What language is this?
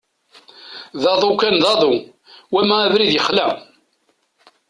Kabyle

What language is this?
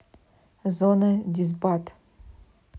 Russian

